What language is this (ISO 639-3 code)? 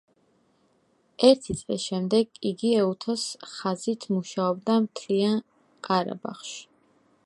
kat